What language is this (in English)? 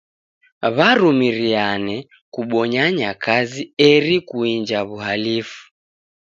Taita